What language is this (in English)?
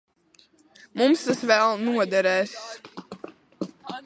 Latvian